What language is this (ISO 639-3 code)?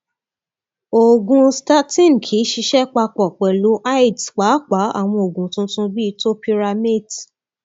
yor